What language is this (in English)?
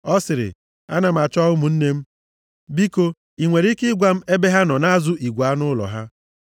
Igbo